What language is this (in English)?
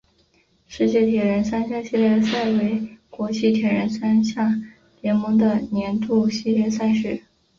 Chinese